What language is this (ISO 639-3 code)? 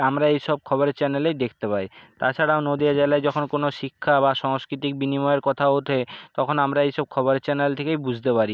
ben